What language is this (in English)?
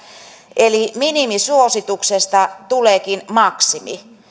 Finnish